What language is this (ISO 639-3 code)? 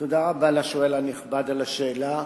heb